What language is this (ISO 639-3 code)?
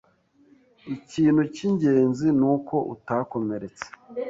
kin